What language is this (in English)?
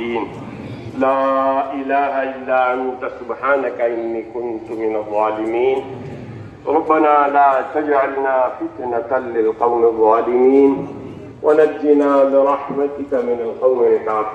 Arabic